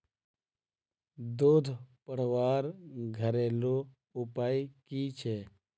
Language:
Magahi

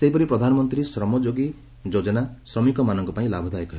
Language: Odia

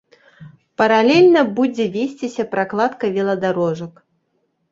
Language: Belarusian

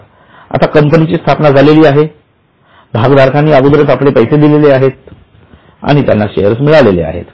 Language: Marathi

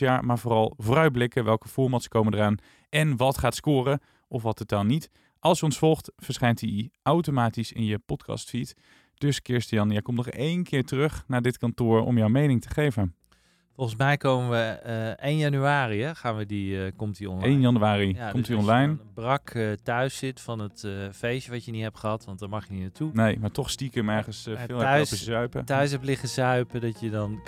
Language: Dutch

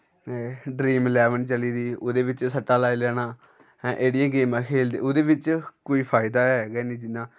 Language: Dogri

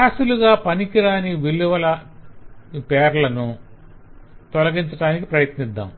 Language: Telugu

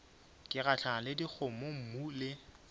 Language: Northern Sotho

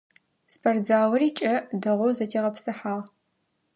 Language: Adyghe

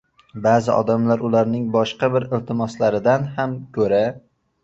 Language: Uzbek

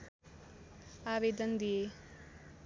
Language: Nepali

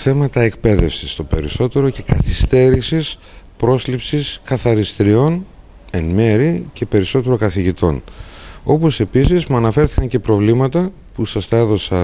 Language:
Greek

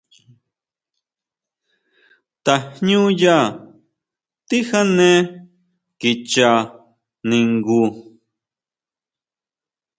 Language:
Huautla Mazatec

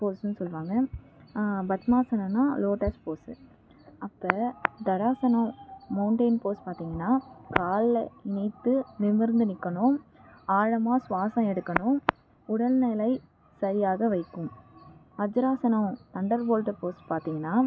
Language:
Tamil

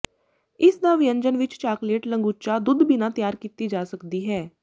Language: Punjabi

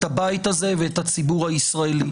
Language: Hebrew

